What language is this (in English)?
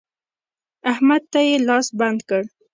Pashto